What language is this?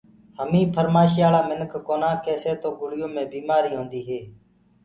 Gurgula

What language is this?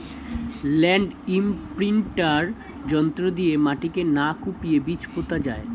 Bangla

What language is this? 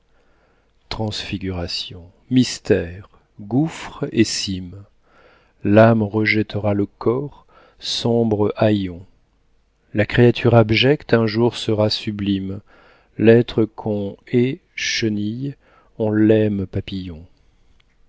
French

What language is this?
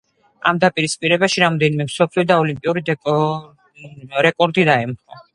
Georgian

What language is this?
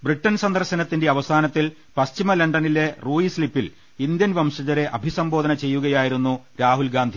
Malayalam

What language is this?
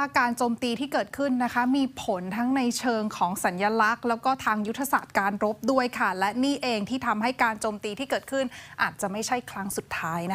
Thai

